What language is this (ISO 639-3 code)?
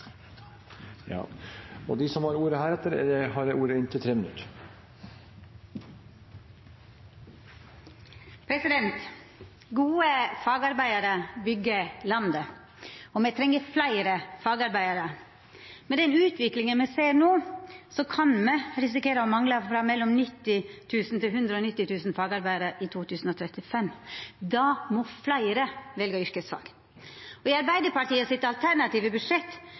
nor